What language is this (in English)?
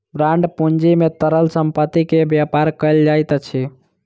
Maithili